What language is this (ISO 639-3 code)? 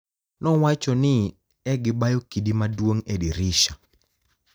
luo